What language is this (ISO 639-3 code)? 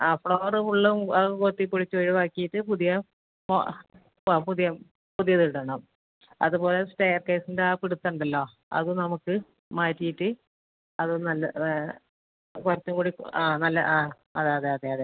mal